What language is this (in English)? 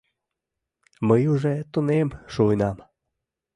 Mari